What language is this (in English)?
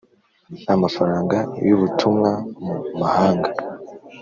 Kinyarwanda